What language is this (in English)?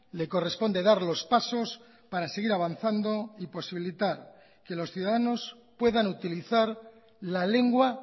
Spanish